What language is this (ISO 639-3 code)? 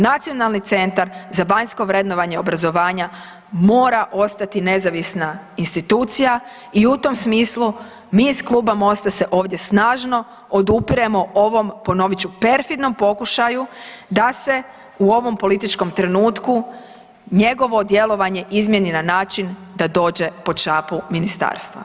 hrv